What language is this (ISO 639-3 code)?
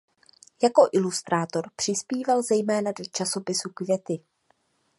ces